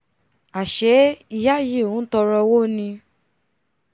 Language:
Yoruba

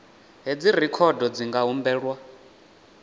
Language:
Venda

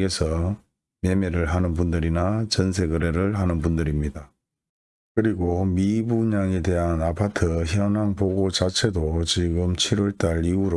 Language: Korean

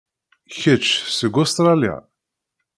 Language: Kabyle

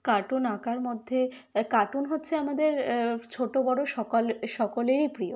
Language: Bangla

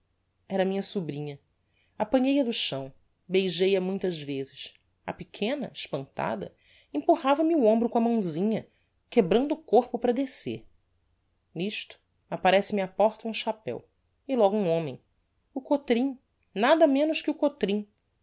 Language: Portuguese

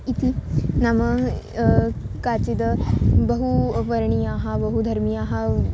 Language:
Sanskrit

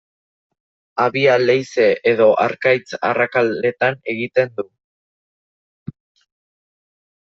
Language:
Basque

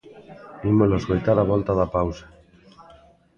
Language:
Galician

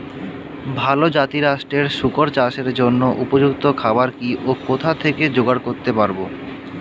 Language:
Bangla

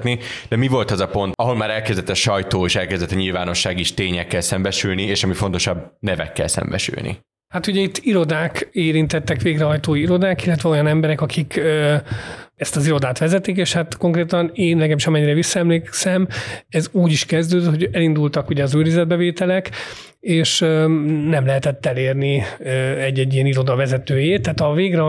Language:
Hungarian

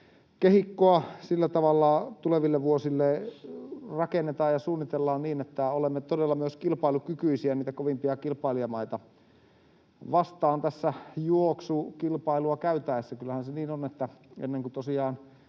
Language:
Finnish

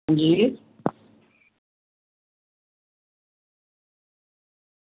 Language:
Dogri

